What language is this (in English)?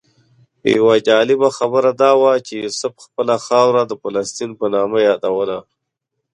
Pashto